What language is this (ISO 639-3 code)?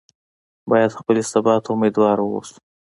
pus